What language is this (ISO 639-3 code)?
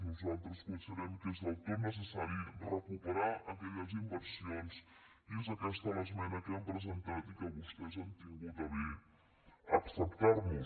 cat